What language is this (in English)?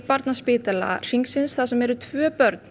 Icelandic